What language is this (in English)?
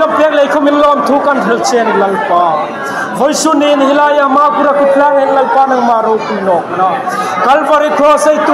Thai